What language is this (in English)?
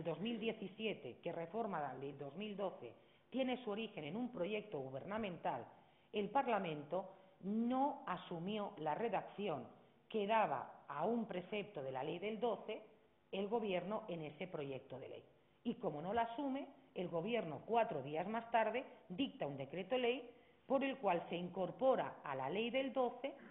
Spanish